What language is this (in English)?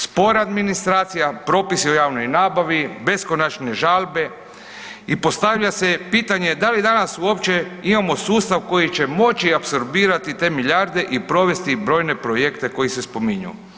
Croatian